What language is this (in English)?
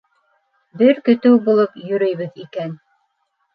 Bashkir